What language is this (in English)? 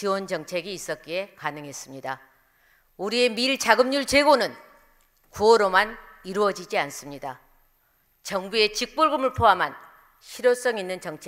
Korean